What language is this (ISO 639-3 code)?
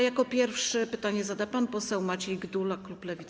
pol